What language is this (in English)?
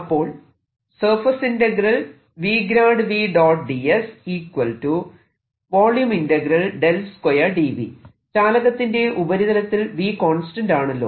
Malayalam